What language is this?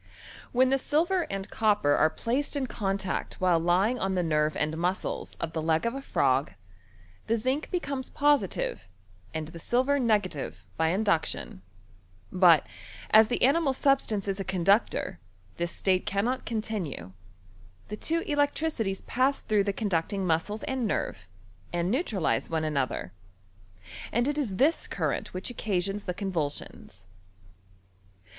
English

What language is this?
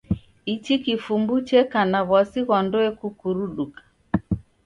Taita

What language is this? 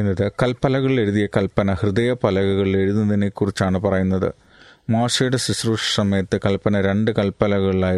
Malayalam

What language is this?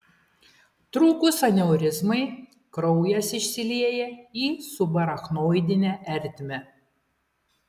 Lithuanian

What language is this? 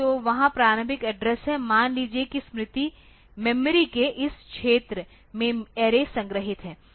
Hindi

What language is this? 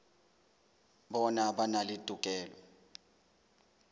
Southern Sotho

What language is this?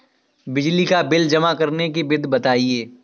Hindi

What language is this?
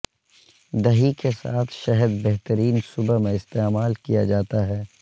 Urdu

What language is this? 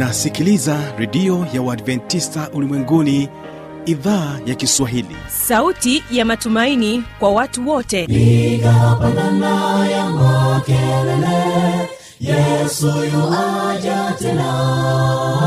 Swahili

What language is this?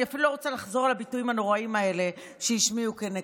Hebrew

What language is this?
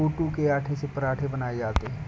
Hindi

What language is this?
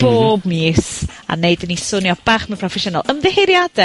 Welsh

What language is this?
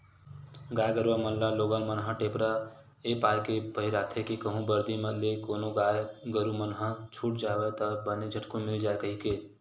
Chhattisgarhi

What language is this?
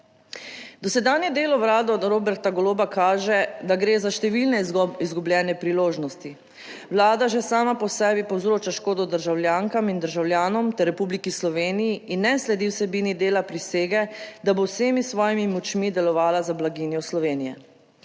Slovenian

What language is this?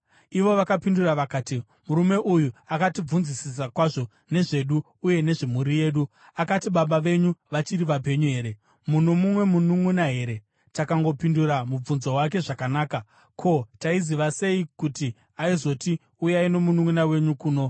Shona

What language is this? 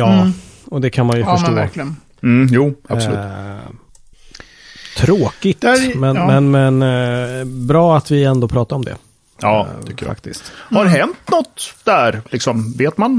Swedish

